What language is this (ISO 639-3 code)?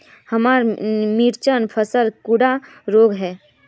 mag